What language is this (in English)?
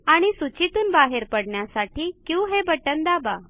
Marathi